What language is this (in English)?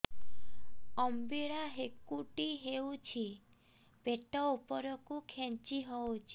Odia